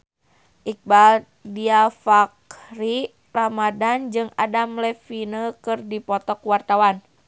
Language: Sundanese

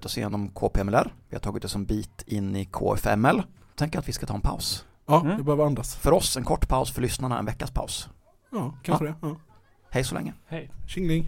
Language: Swedish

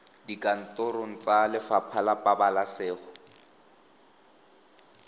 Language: Tswana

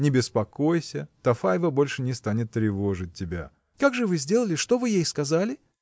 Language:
Russian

